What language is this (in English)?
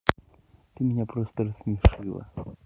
Russian